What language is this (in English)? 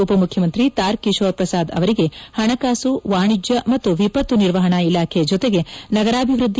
Kannada